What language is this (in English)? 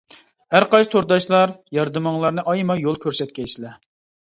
Uyghur